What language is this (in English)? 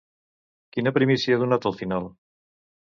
Catalan